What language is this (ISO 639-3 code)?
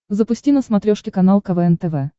rus